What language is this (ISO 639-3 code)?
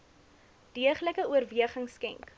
afr